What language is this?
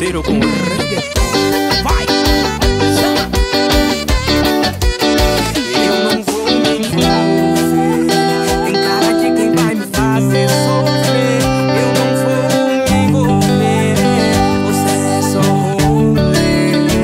Romanian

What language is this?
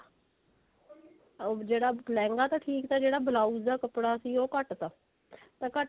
Punjabi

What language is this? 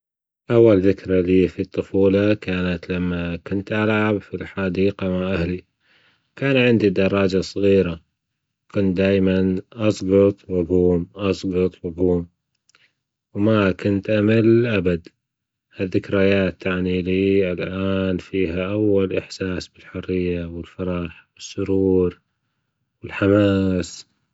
Gulf Arabic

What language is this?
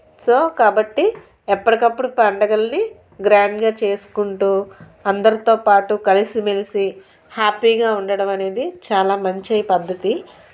Telugu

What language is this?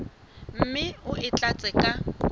Southern Sotho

